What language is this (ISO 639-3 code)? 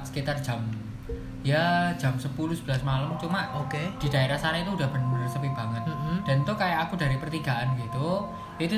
ind